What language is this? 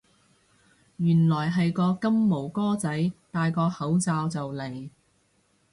Cantonese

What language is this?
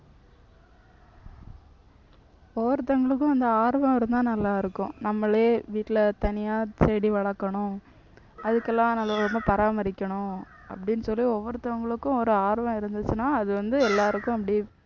Tamil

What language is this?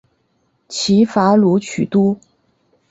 Chinese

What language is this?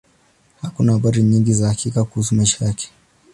Swahili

